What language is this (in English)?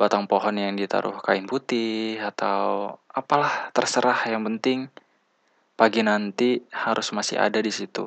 Indonesian